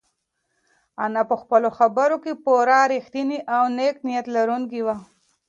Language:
Pashto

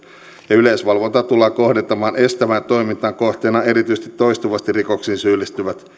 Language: Finnish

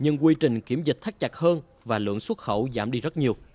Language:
Vietnamese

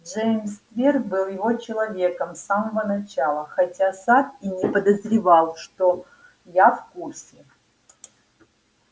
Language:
Russian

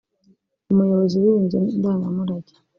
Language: Kinyarwanda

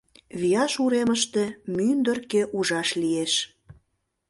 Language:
Mari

